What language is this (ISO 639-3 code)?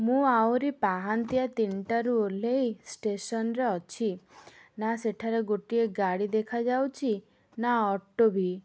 ori